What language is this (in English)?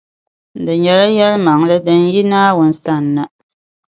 Dagbani